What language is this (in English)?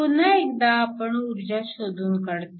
Marathi